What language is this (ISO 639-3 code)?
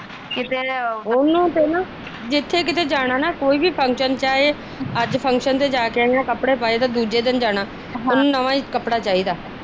pan